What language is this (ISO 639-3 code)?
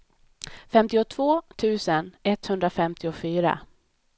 swe